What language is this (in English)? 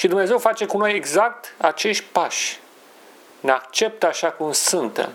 Romanian